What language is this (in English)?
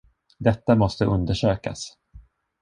Swedish